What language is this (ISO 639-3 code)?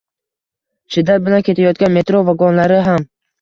uzb